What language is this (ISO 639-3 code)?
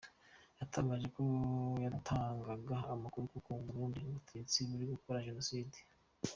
kin